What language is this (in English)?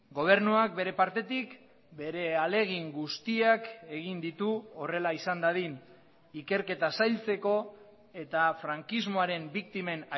Basque